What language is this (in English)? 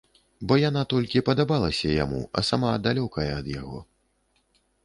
Belarusian